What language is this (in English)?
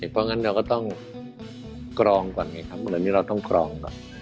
Thai